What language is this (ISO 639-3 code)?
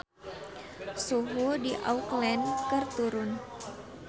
sun